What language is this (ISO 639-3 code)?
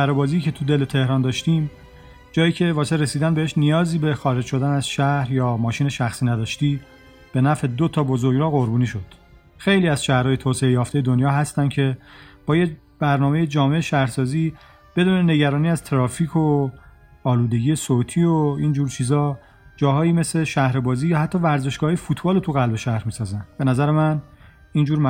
fas